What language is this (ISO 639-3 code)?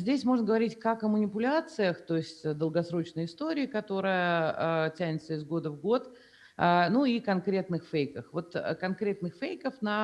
rus